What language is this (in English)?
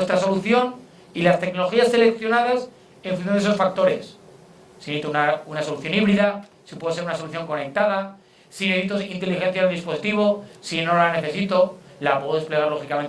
Spanish